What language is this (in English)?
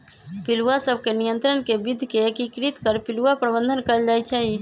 Magahi